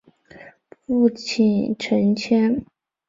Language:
Chinese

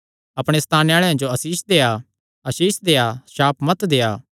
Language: Kangri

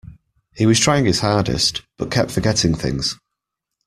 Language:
English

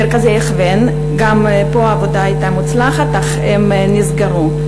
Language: Hebrew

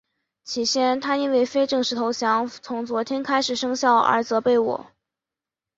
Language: Chinese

